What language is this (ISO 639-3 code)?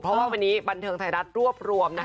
tha